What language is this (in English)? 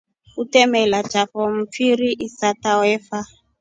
Rombo